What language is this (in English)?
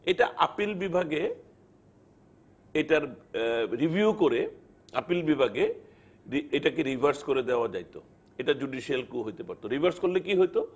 Bangla